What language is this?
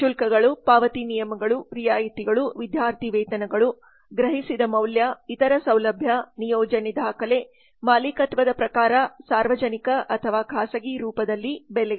Kannada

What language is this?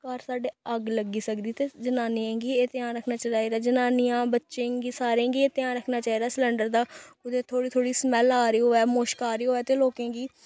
Dogri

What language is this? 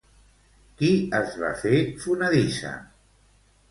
Catalan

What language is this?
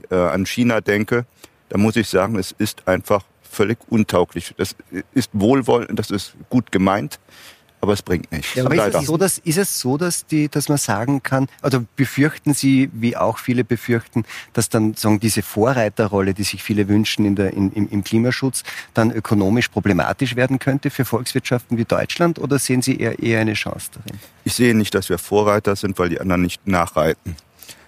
German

